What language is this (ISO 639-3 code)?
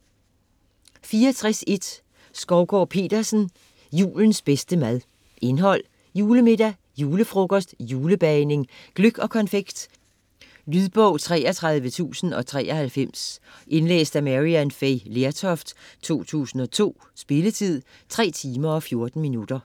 dan